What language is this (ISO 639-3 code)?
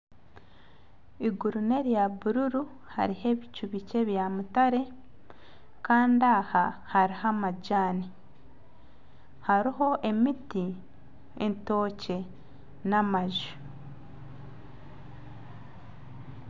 nyn